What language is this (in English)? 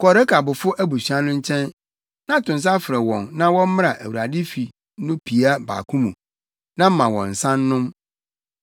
Akan